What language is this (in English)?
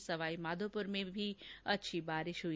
Hindi